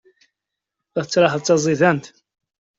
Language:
Kabyle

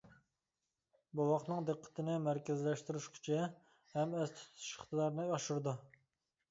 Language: Uyghur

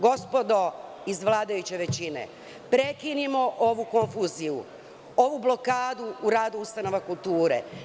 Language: Serbian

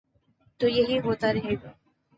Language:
Urdu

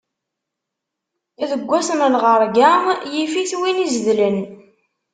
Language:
Kabyle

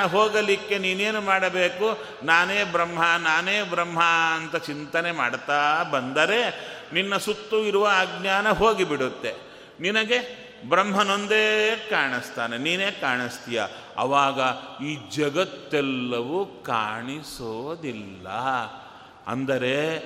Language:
Kannada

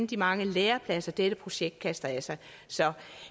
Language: Danish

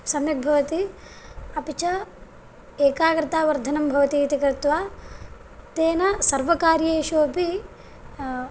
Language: Sanskrit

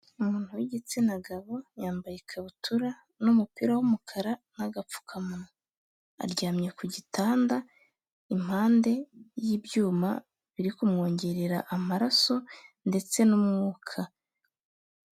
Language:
Kinyarwanda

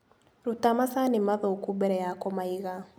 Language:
Kikuyu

